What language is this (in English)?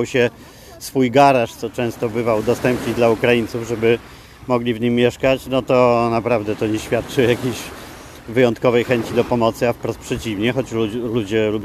Polish